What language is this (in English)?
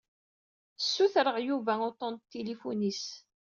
Kabyle